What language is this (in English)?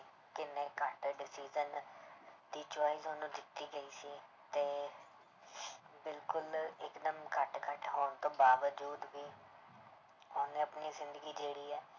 Punjabi